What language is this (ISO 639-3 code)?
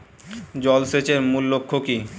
ben